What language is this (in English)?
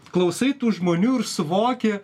Lithuanian